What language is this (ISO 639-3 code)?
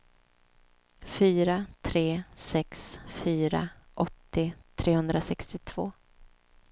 swe